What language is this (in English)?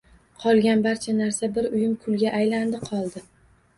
Uzbek